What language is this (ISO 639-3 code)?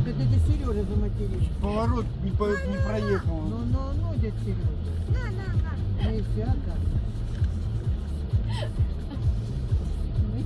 rus